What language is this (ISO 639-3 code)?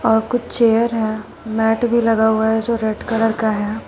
hin